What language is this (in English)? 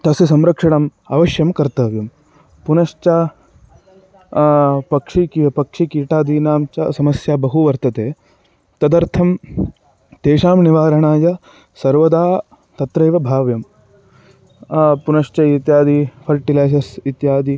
Sanskrit